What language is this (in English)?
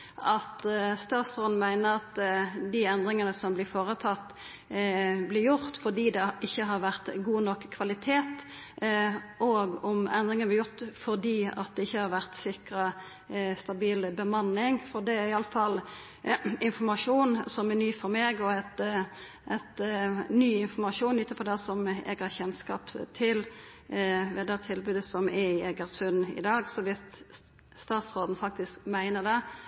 Norwegian